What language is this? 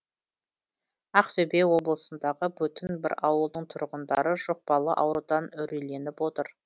Kazakh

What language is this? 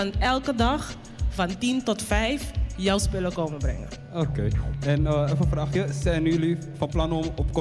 Dutch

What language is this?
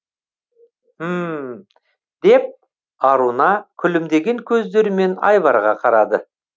Kazakh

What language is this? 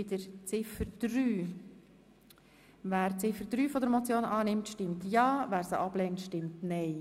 Swiss German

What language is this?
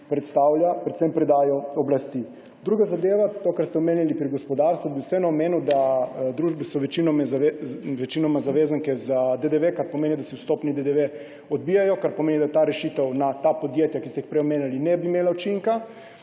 Slovenian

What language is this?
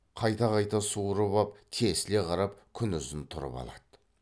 Kazakh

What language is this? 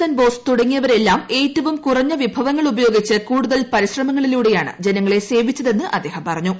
Malayalam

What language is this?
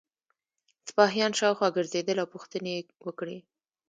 Pashto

